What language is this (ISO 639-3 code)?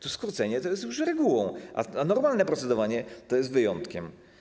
pol